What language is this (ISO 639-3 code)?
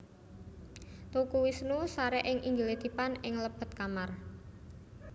jav